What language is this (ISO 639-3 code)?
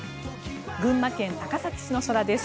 jpn